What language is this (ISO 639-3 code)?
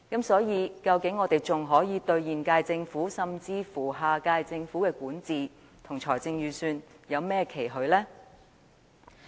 yue